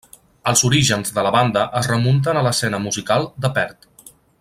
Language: Catalan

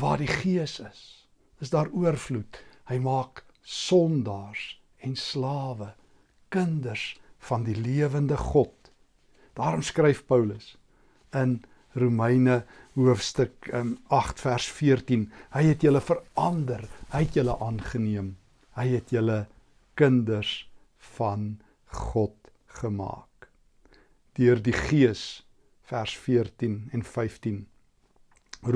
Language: Dutch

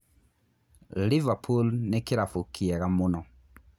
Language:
Kikuyu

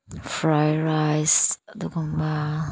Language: Manipuri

